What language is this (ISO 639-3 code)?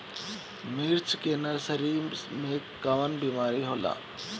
bho